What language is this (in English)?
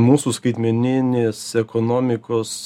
Lithuanian